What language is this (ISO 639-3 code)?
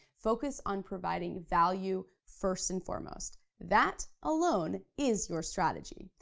eng